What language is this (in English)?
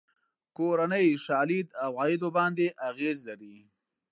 Pashto